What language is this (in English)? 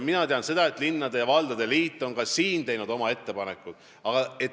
Estonian